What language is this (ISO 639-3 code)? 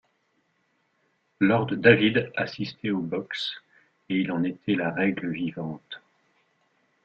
fra